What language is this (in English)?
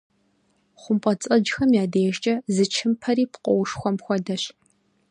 Kabardian